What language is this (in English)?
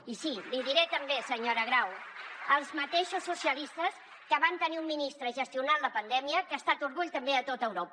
Catalan